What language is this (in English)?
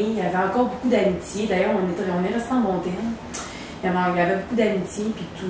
French